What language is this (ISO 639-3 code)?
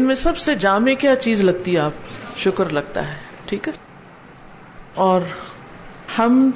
urd